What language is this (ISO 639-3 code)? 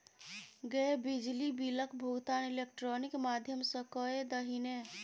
mai